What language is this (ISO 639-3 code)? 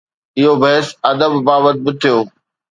snd